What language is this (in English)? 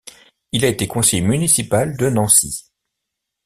French